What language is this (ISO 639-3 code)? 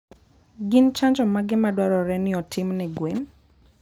luo